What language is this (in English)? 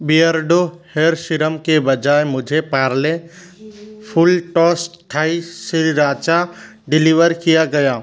Hindi